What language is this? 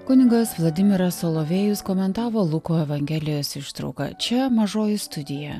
Lithuanian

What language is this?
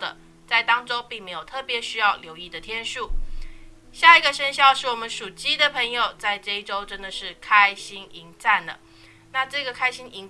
Chinese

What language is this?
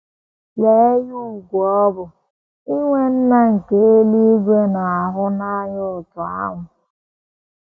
Igbo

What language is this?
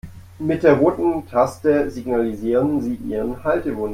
German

